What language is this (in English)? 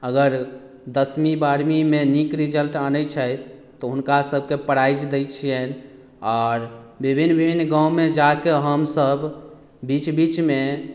Maithili